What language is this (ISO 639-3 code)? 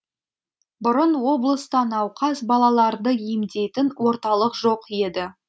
kaz